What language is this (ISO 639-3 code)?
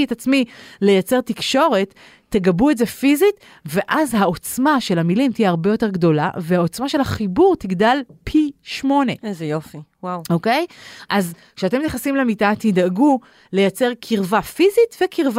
heb